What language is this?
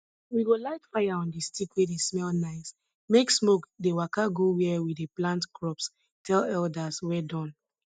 Nigerian Pidgin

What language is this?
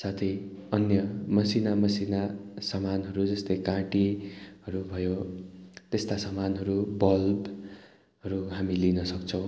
Nepali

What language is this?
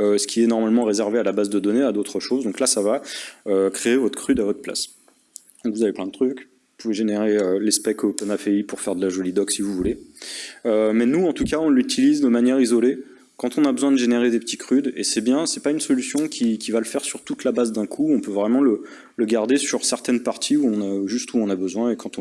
French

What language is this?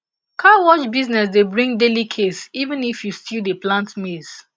Nigerian Pidgin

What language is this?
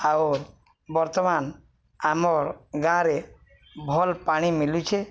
Odia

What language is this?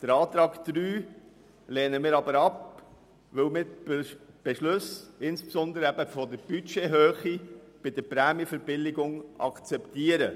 Swiss German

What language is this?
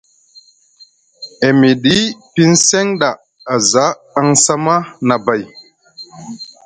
Musgu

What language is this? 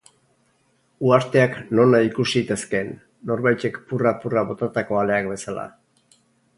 Basque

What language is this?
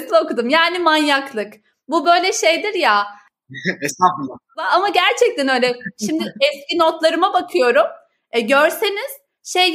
Turkish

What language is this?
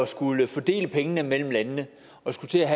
Danish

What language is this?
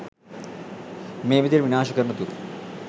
Sinhala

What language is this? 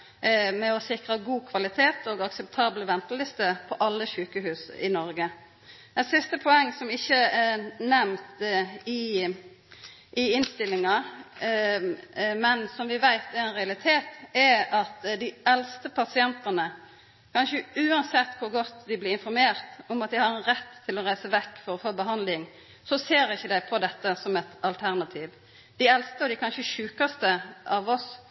Norwegian Nynorsk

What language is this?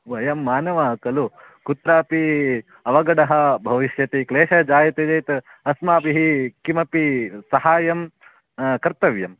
Sanskrit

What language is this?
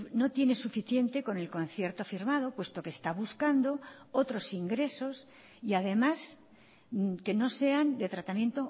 Spanish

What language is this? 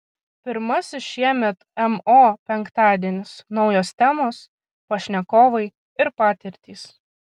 Lithuanian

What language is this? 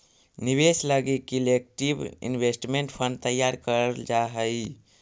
Magahi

